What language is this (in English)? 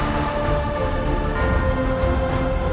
Vietnamese